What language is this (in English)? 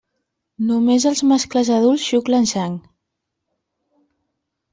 Catalan